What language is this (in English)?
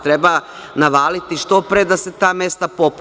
Serbian